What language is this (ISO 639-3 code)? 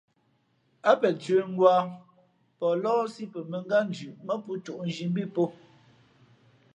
fmp